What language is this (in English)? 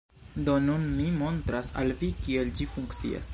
Esperanto